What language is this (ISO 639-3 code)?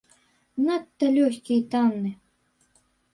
bel